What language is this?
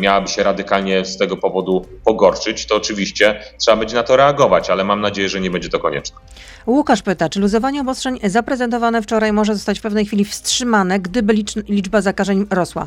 Polish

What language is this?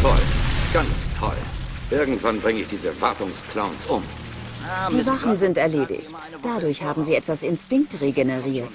German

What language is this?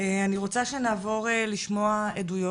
Hebrew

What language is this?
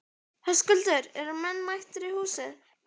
Icelandic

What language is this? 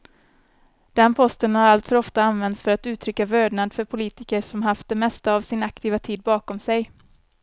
Swedish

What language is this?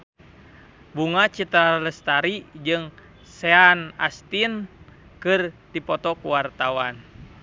Sundanese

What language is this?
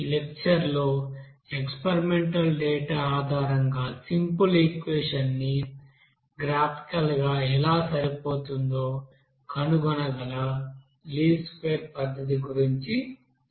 Telugu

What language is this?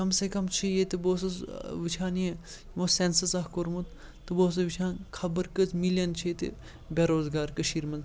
Kashmiri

